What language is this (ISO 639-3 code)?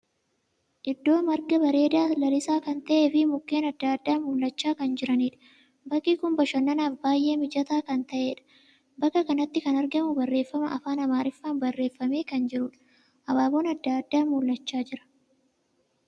orm